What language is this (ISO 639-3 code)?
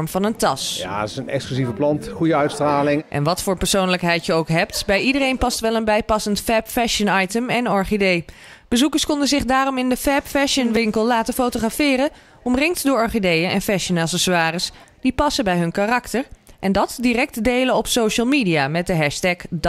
nld